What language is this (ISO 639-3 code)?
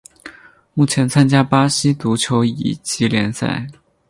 zho